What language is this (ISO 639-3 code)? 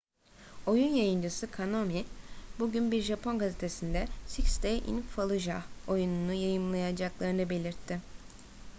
tur